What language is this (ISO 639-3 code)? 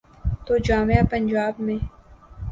urd